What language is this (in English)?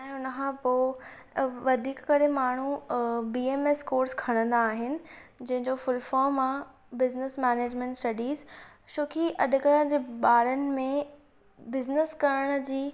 Sindhi